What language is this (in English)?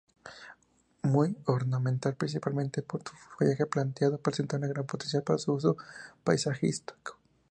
Spanish